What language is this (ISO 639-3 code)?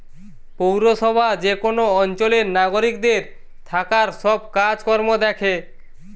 ben